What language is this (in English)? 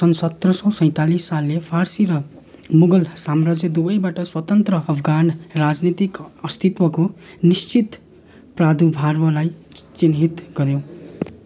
Nepali